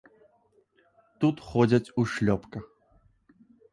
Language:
Belarusian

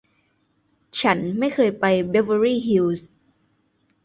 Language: Thai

